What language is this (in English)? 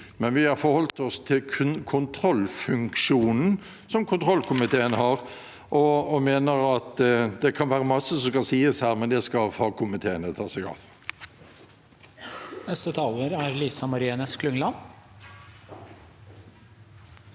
Norwegian